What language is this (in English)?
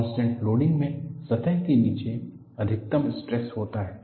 Hindi